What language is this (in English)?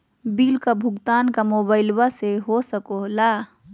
Magahi